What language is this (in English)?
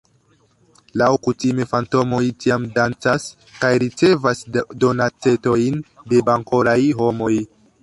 Esperanto